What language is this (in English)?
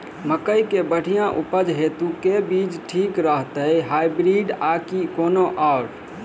Maithili